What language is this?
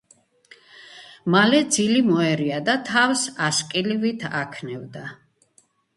Georgian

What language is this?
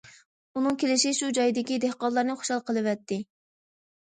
Uyghur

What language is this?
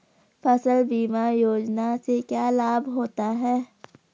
Hindi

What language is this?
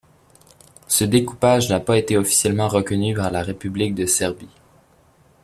French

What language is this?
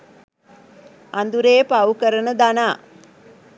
Sinhala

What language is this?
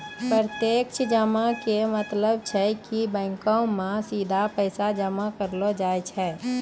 Maithili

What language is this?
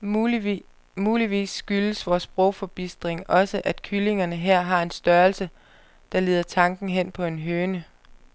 Danish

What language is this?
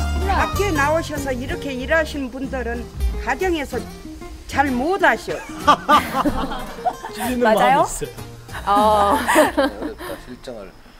Korean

